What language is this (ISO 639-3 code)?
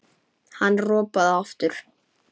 isl